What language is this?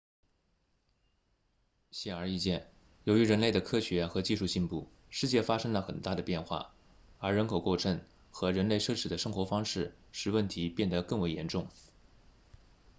Chinese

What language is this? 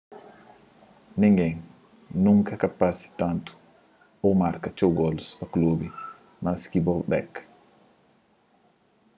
Kabuverdianu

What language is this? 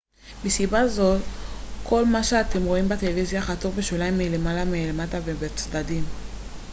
Hebrew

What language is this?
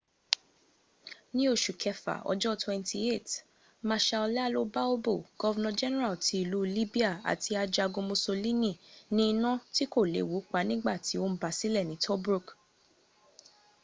Yoruba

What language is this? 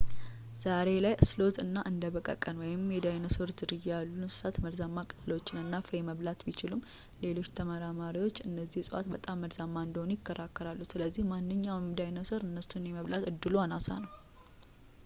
Amharic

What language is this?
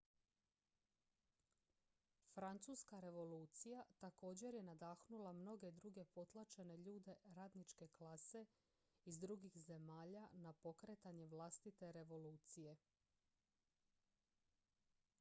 Croatian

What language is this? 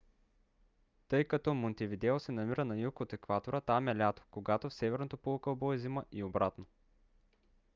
Bulgarian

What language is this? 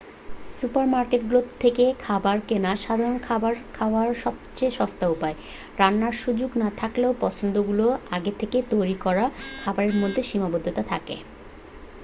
Bangla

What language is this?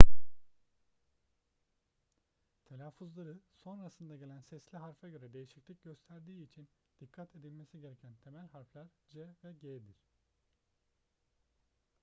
Turkish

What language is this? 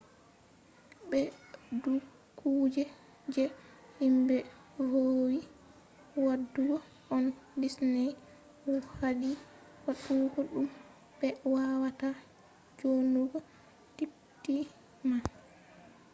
Fula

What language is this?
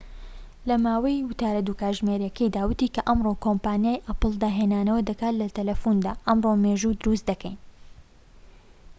Central Kurdish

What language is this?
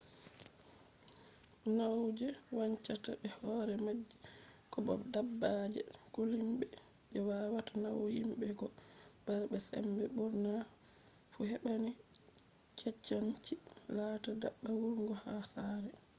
Fula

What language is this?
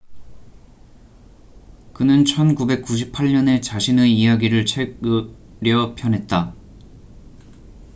Korean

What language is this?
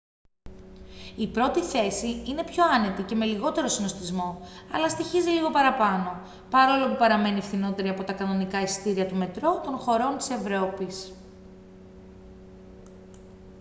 Greek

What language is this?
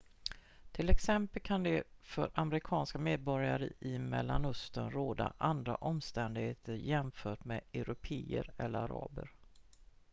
Swedish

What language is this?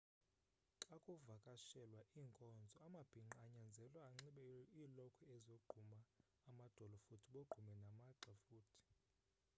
Xhosa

